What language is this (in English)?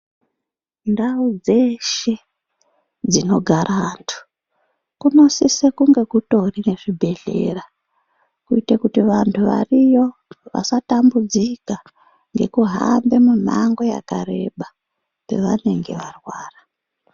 Ndau